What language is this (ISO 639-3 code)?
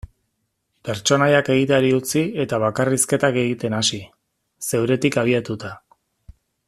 eus